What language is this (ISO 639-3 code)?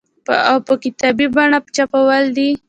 pus